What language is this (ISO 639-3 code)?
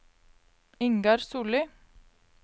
nor